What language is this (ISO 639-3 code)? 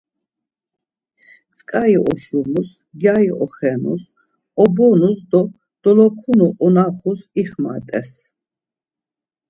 lzz